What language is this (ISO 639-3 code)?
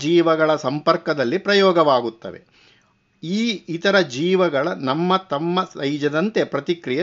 kan